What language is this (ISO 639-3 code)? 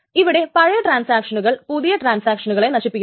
mal